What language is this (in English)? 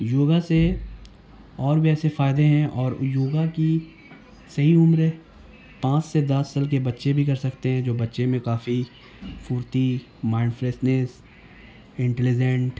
Urdu